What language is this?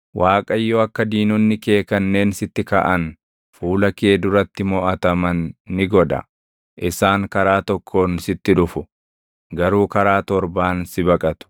Oromo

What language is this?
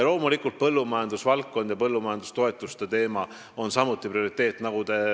Estonian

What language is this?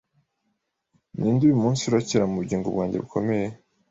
Kinyarwanda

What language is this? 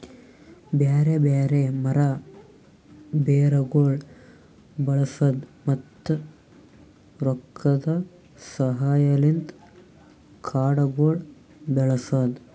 Kannada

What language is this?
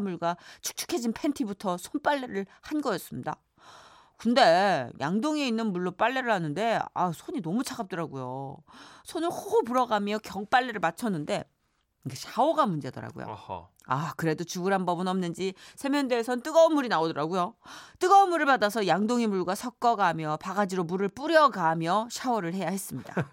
Korean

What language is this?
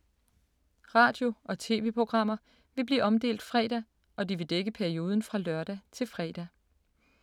Danish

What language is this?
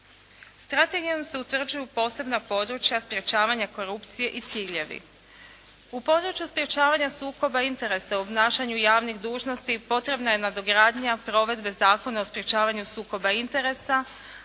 Croatian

